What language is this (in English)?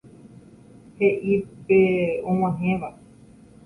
Guarani